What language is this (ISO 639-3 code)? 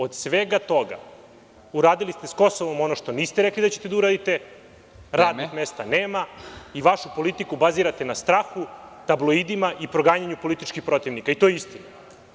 srp